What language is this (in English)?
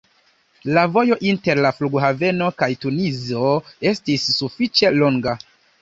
Esperanto